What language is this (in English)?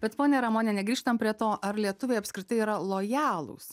Lithuanian